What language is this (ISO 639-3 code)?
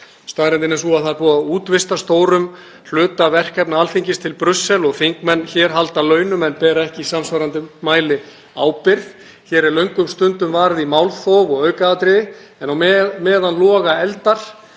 isl